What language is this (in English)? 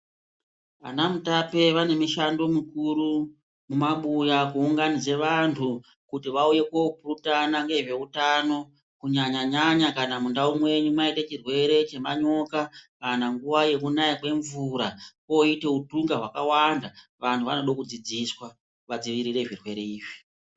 Ndau